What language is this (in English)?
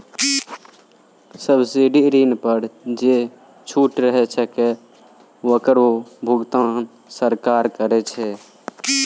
Maithili